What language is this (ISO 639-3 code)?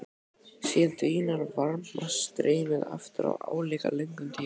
isl